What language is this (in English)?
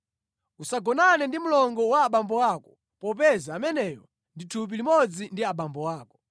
Nyanja